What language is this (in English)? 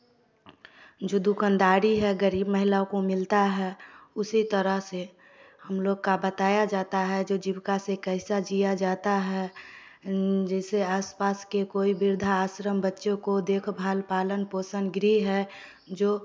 Hindi